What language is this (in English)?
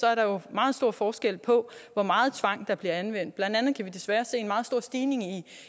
Danish